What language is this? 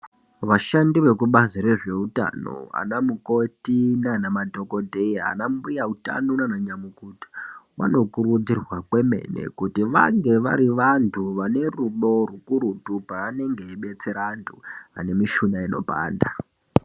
Ndau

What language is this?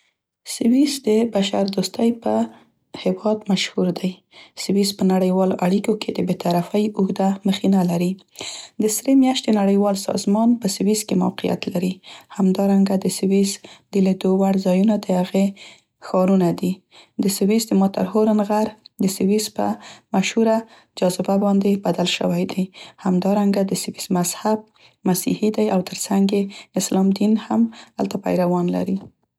Central Pashto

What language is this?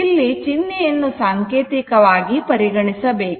Kannada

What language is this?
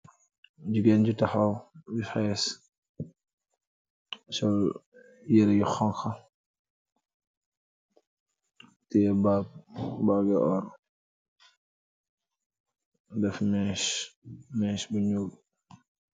Wolof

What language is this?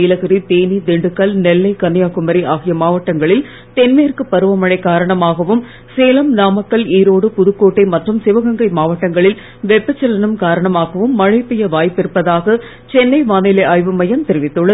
Tamil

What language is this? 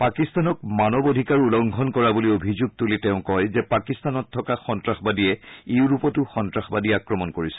Assamese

